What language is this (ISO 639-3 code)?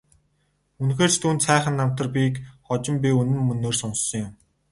mon